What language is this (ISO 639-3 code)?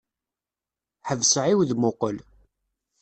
kab